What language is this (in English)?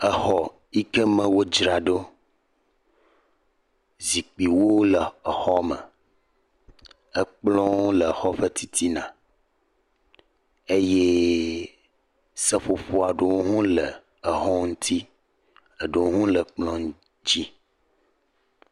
Ewe